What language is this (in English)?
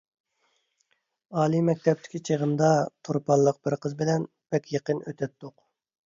Uyghur